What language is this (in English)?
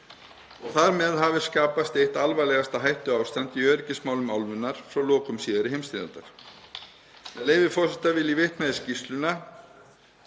Icelandic